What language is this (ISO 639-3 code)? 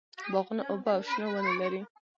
pus